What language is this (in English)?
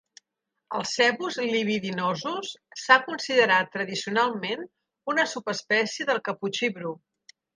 Catalan